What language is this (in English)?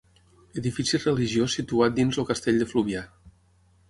Catalan